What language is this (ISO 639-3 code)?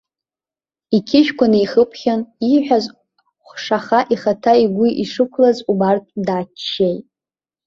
abk